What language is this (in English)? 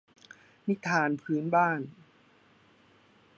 Thai